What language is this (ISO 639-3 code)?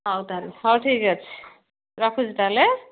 ori